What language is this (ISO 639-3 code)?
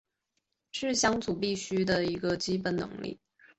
zho